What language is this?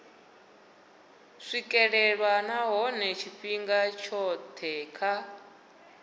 Venda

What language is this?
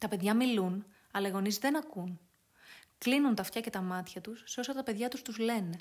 Greek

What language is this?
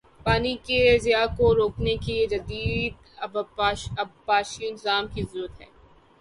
Urdu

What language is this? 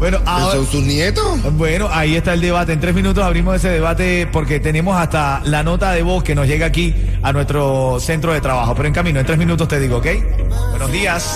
Spanish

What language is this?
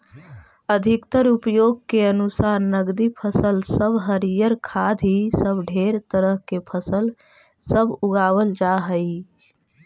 Magahi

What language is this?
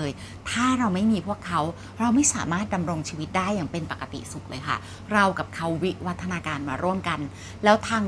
Thai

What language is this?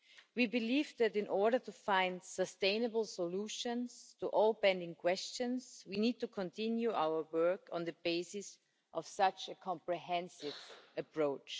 English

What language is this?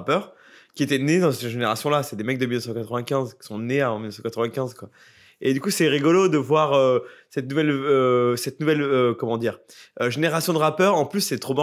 French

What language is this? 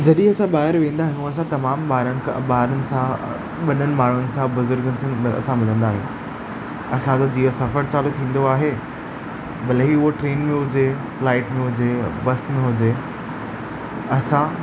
Sindhi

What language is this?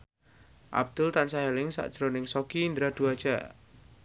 Javanese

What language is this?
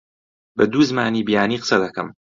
Central Kurdish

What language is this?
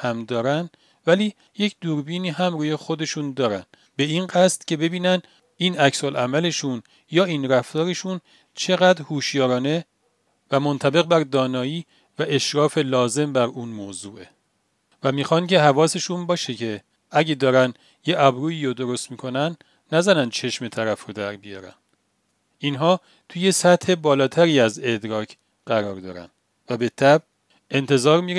Persian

